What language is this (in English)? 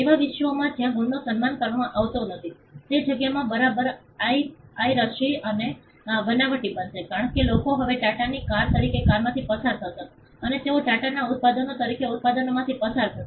Gujarati